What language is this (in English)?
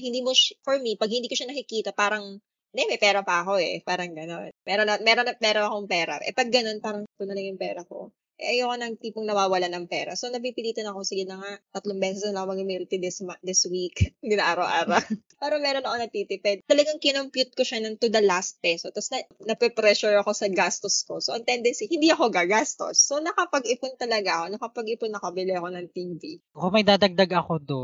Filipino